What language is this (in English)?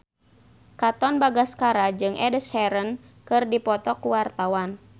Sundanese